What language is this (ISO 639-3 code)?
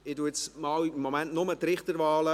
gsw